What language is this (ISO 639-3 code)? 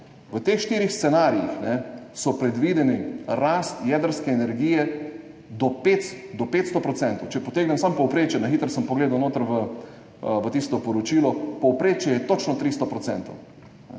slv